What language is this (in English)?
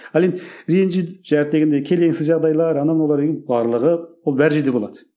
Kazakh